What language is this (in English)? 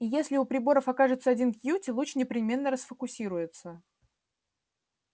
Russian